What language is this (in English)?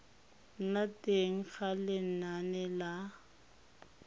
Tswana